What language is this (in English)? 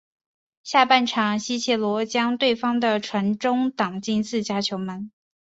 Chinese